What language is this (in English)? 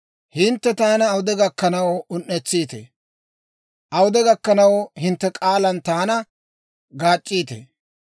Dawro